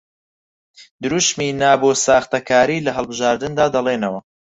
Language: Central Kurdish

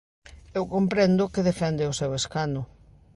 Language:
Galician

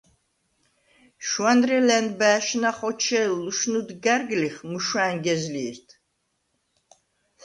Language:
Svan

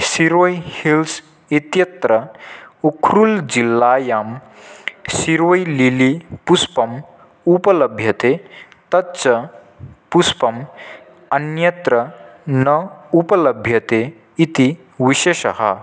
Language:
Sanskrit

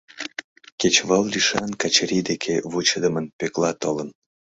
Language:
Mari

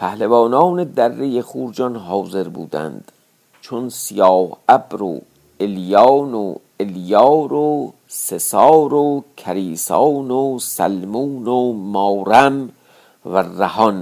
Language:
Persian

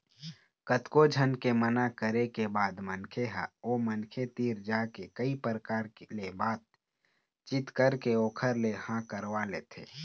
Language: Chhattisgarhi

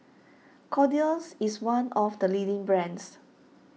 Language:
English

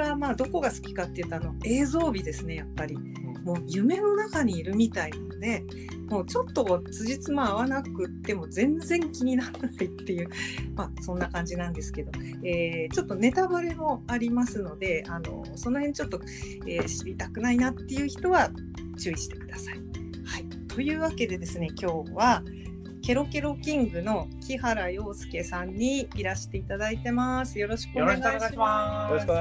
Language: Japanese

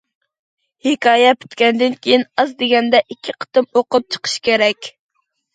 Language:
Uyghur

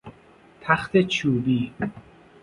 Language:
Persian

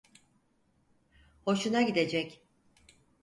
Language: Turkish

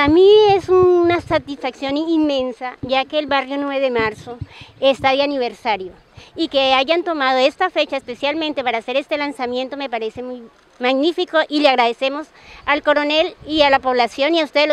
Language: Spanish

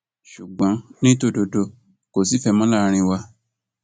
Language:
Yoruba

